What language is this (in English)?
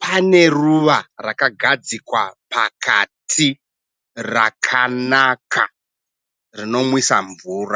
Shona